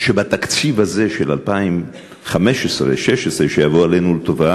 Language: Hebrew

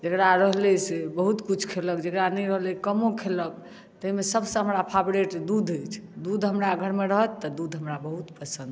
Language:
Maithili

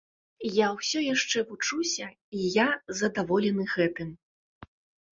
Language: Belarusian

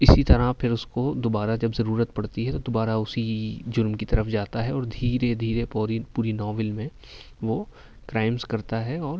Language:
Urdu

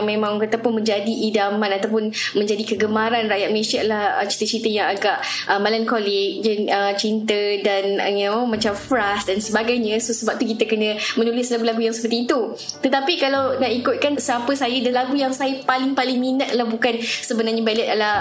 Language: Malay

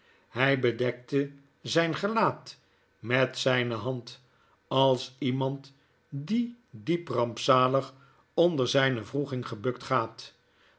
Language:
Dutch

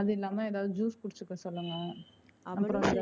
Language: Tamil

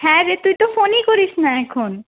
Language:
Bangla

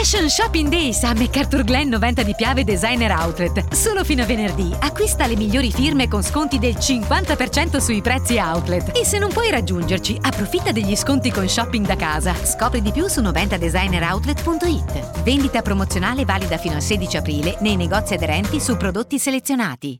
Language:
Italian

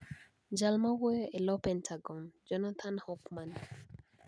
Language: Luo (Kenya and Tanzania)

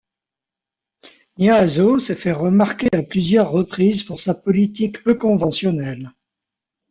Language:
French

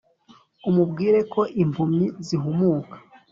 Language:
Kinyarwanda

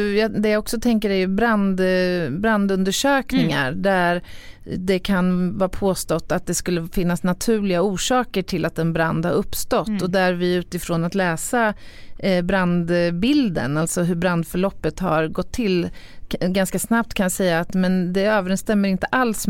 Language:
Swedish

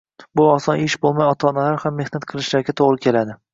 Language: Uzbek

